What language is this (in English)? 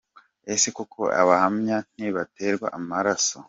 Kinyarwanda